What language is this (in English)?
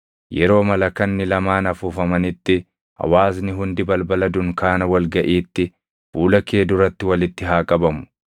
Oromo